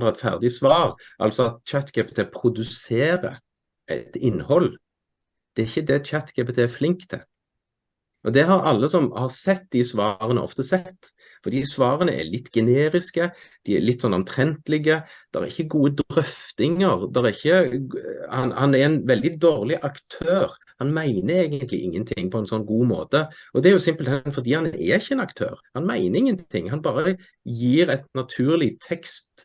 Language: Norwegian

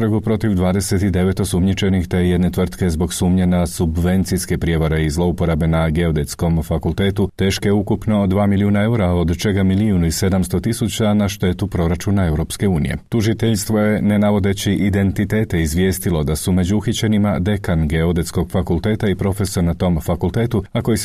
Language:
Croatian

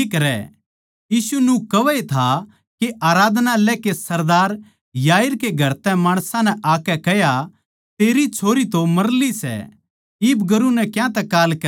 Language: Haryanvi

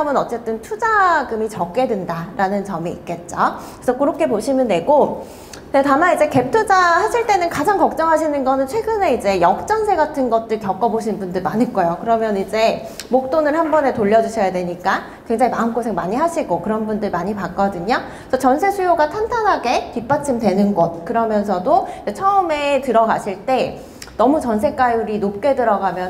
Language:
Korean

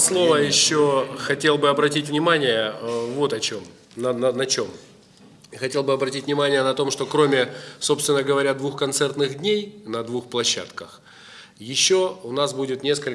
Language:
Russian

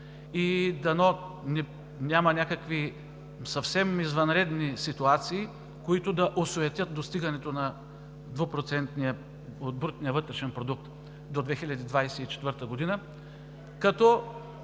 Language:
Bulgarian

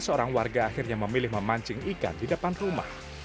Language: Indonesian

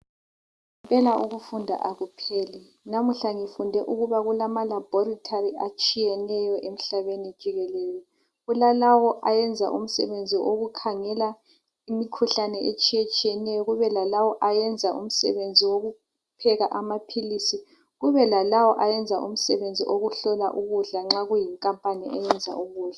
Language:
North Ndebele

